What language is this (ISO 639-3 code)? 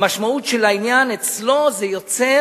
heb